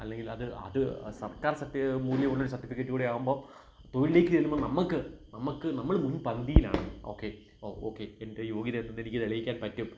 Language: Malayalam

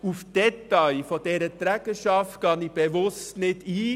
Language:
Swiss German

